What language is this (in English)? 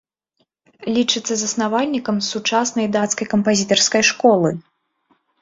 Belarusian